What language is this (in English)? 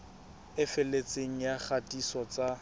Southern Sotho